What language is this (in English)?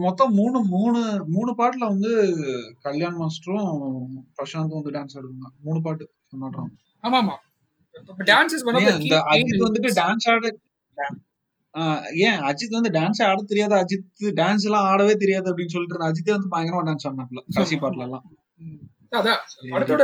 Tamil